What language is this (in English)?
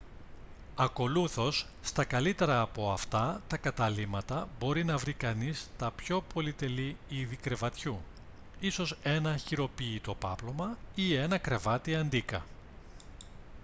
Greek